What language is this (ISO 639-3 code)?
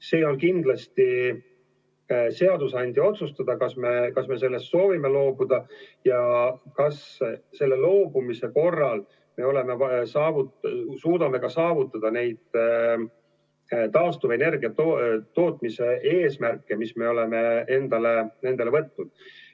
est